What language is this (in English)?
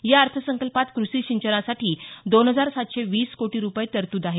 Marathi